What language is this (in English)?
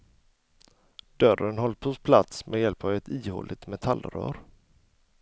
Swedish